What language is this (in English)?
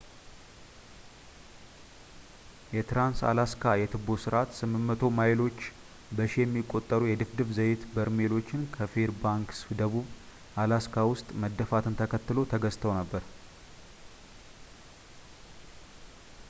Amharic